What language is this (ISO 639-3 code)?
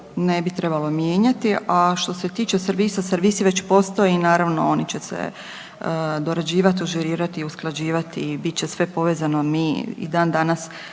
hrv